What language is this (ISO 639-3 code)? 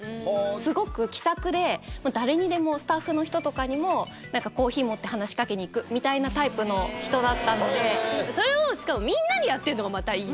jpn